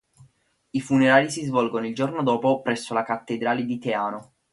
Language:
Italian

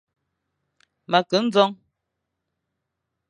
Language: Fang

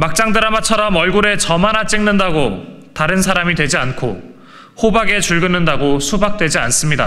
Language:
Korean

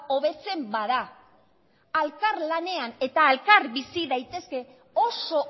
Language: Basque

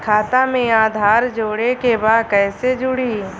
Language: Bhojpuri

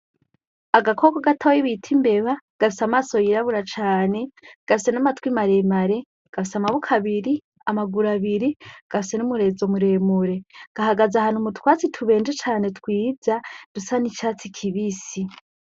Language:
Rundi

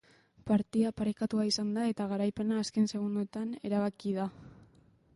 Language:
Basque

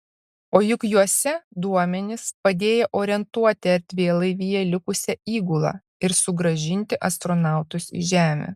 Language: Lithuanian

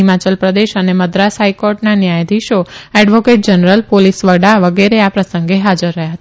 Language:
Gujarati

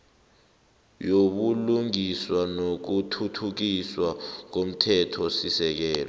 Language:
South Ndebele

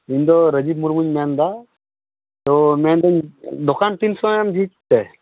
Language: Santali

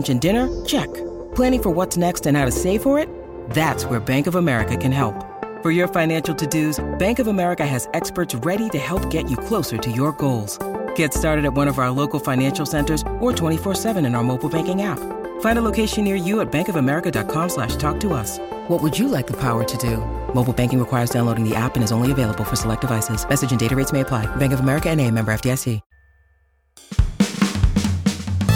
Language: Thai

